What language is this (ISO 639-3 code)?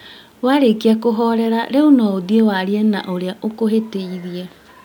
kik